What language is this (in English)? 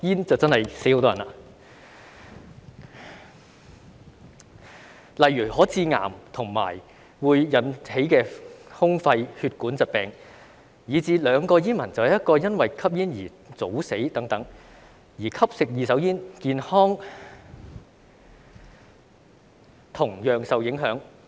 Cantonese